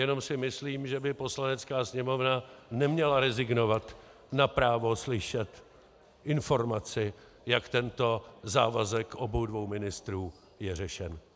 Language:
Czech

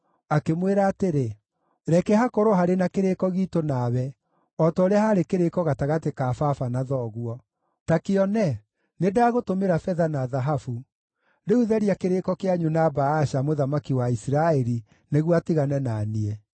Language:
Kikuyu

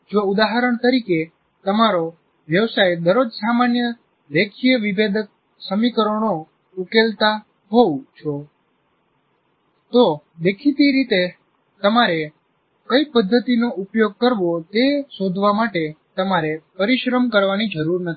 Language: Gujarati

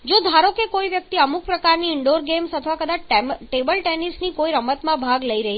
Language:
Gujarati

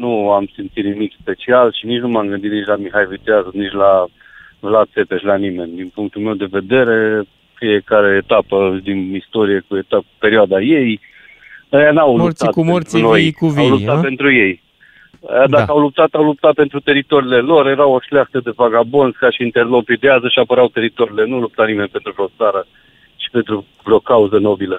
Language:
Romanian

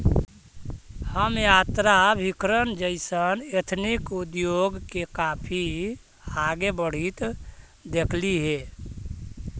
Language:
Magahi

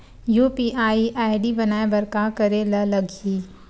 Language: Chhattisgarhi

